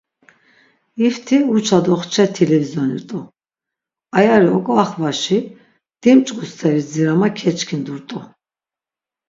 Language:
Laz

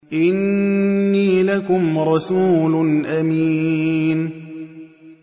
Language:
Arabic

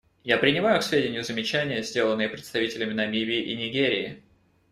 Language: Russian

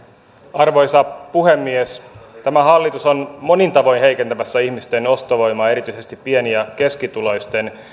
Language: Finnish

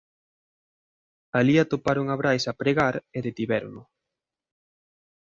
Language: Galician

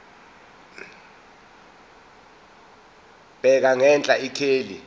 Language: Zulu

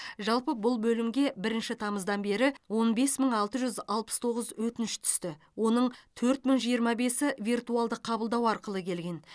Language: Kazakh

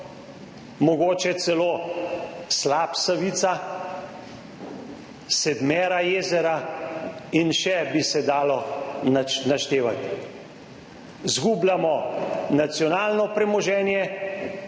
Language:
Slovenian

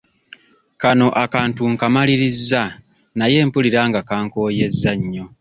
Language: Ganda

